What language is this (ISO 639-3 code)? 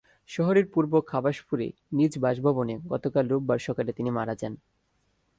ben